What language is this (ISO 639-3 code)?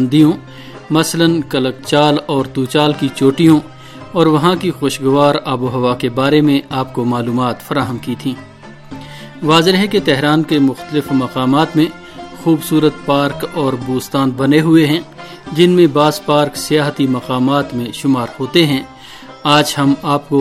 urd